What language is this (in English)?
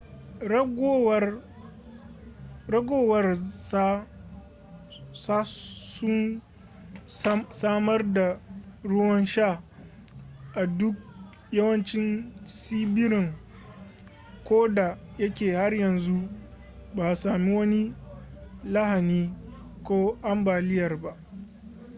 Hausa